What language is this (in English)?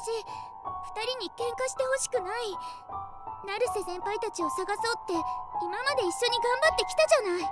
Japanese